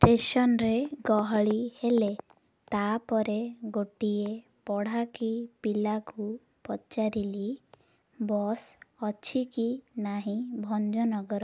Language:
Odia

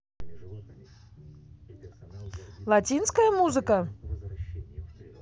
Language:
Russian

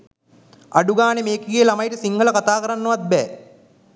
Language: Sinhala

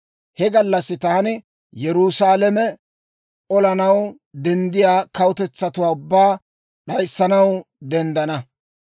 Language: Dawro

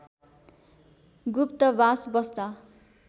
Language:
Nepali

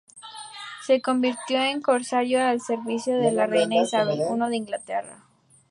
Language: Spanish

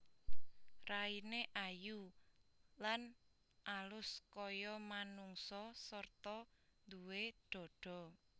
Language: Javanese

